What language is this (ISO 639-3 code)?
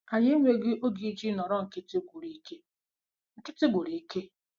ibo